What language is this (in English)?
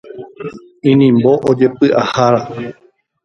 Guarani